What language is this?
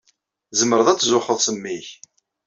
Kabyle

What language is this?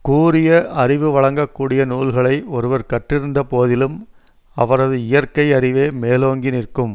Tamil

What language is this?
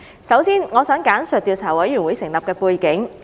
Cantonese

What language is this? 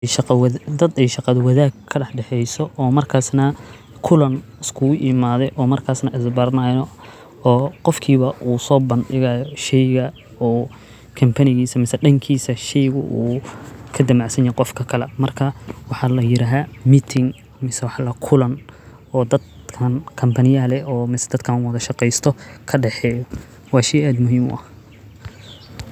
Somali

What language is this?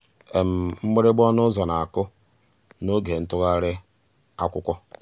Igbo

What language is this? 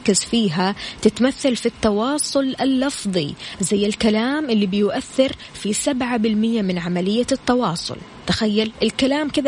Arabic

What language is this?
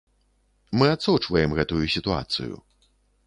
Belarusian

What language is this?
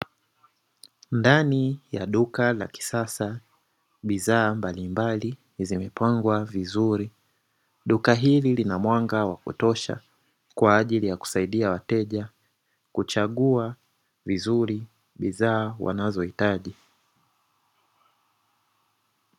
Swahili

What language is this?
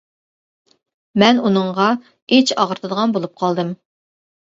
Uyghur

